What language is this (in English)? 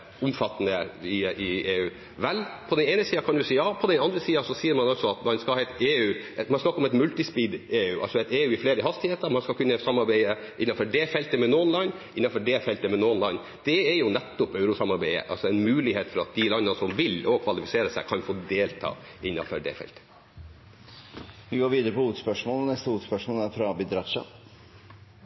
Norwegian